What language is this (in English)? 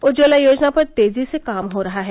Hindi